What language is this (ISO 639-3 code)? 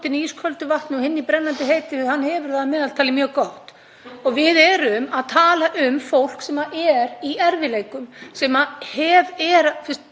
isl